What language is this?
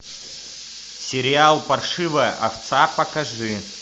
Russian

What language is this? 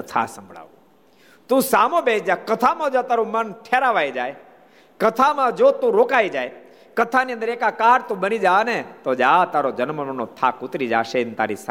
Gujarati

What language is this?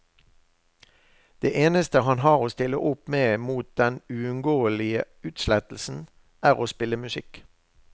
Norwegian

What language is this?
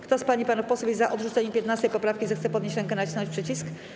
Polish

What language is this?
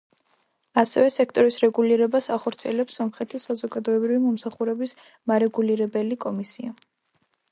Georgian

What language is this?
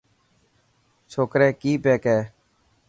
Dhatki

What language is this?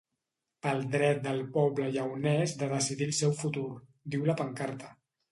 Catalan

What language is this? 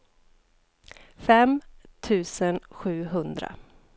Swedish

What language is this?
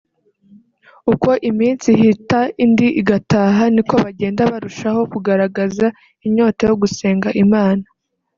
Kinyarwanda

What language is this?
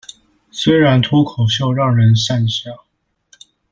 Chinese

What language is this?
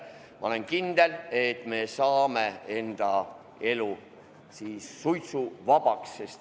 Estonian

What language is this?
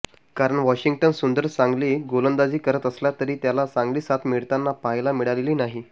Marathi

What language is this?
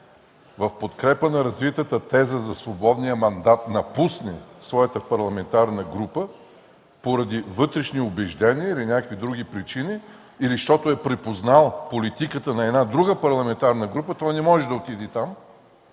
Bulgarian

